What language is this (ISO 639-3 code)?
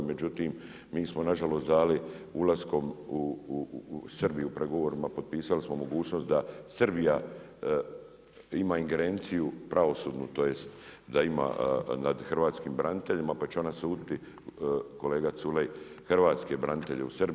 hrv